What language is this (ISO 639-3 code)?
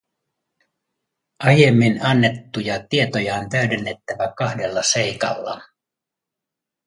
fin